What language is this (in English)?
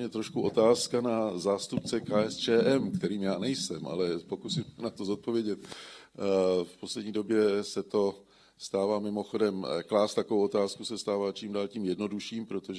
Czech